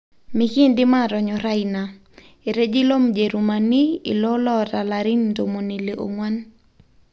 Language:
Masai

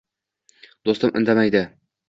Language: Uzbek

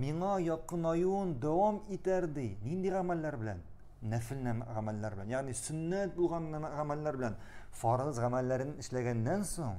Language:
Turkish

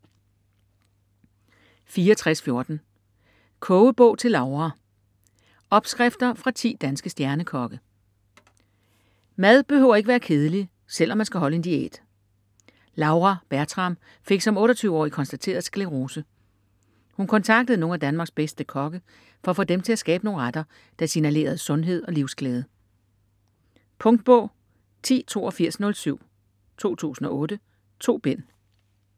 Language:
Danish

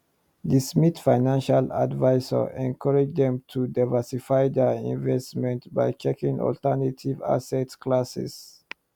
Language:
Nigerian Pidgin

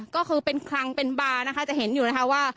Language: Thai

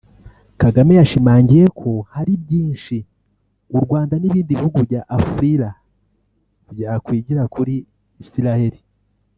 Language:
Kinyarwanda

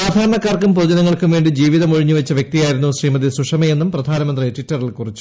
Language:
Malayalam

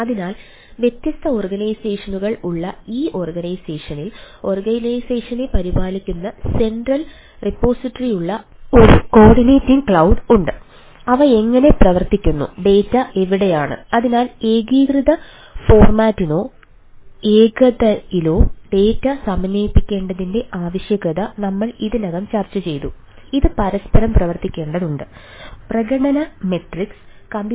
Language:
Malayalam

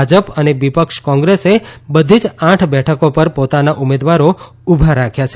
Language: Gujarati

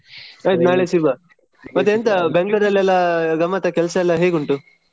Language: Kannada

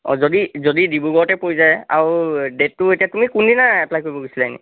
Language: Assamese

